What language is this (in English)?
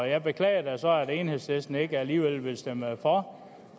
Danish